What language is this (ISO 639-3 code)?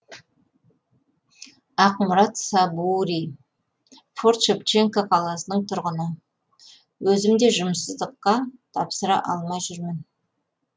kaz